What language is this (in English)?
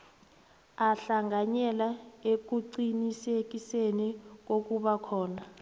South Ndebele